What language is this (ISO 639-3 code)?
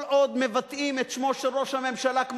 heb